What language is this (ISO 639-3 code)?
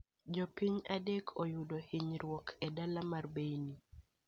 luo